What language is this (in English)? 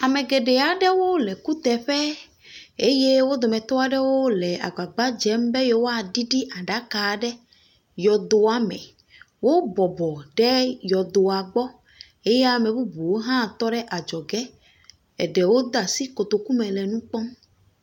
Ewe